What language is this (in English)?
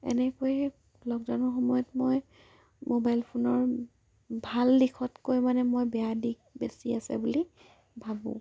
Assamese